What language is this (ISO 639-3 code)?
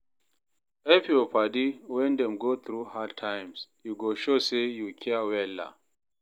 pcm